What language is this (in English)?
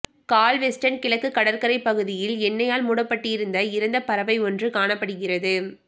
Tamil